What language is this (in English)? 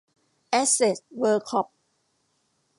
Thai